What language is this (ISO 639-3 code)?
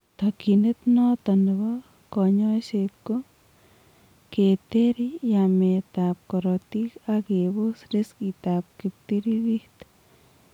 kln